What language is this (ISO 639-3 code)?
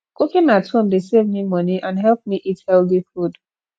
pcm